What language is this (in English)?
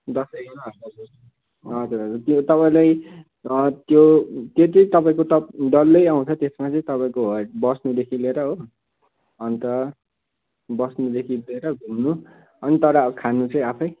Nepali